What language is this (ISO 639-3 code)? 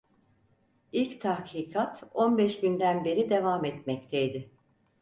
tur